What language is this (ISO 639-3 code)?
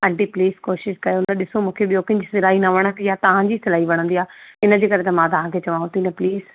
snd